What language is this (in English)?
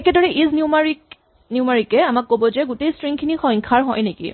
Assamese